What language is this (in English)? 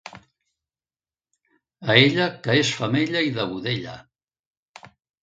Catalan